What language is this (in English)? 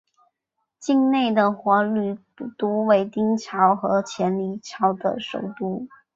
Chinese